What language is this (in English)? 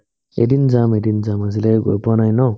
Assamese